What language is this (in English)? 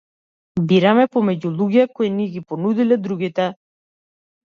Macedonian